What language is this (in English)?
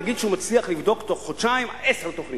Hebrew